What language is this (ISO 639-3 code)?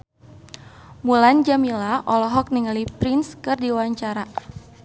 sun